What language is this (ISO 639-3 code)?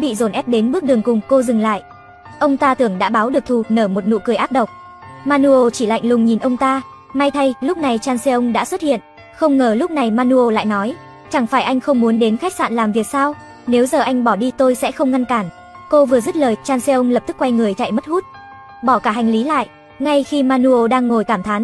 vie